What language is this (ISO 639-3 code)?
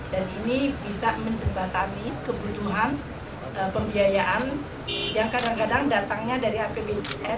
ind